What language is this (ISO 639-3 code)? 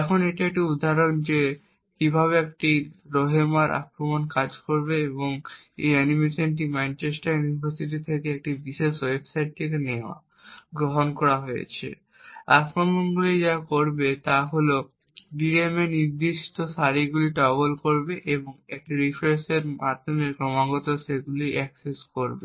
ben